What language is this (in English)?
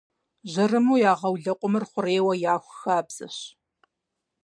Kabardian